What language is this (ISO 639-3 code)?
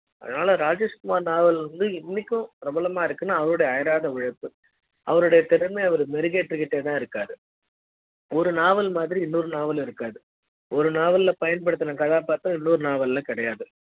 tam